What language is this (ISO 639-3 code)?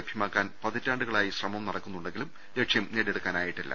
mal